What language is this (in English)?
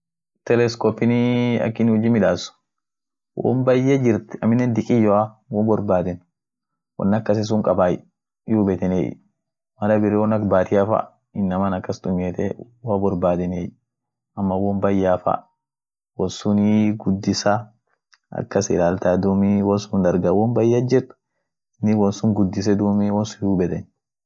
Orma